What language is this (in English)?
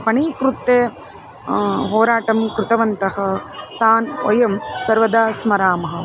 Sanskrit